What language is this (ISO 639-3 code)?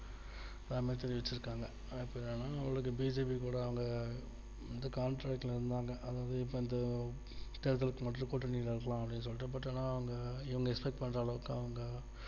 tam